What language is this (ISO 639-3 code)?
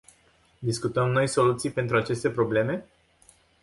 ron